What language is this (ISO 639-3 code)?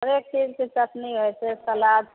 mai